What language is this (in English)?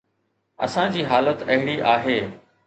Sindhi